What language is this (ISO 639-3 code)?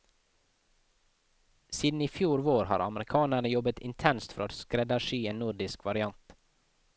nor